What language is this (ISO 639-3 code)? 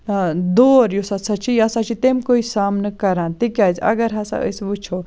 kas